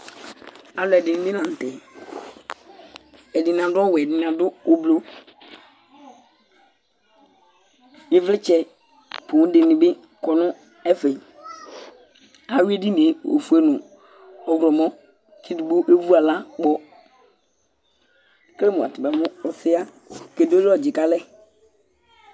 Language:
Ikposo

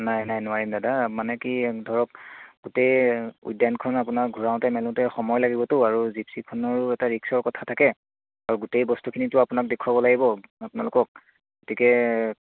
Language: Assamese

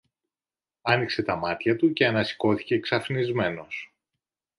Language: Greek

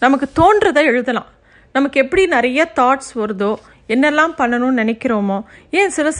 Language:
Tamil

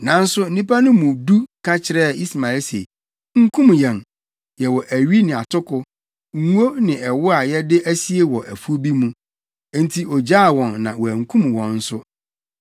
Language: Akan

